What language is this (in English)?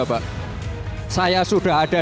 Indonesian